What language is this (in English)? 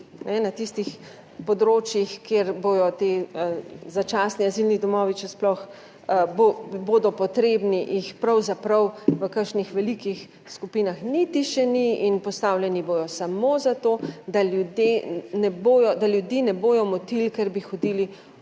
Slovenian